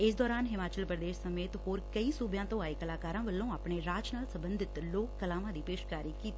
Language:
Punjabi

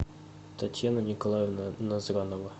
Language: Russian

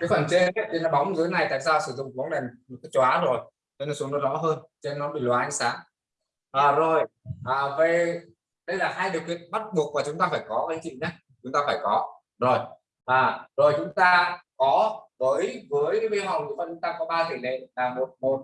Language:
Vietnamese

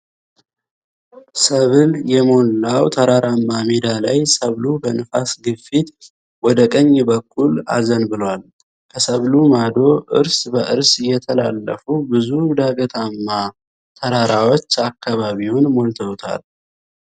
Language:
Amharic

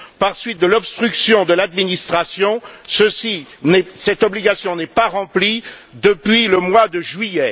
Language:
French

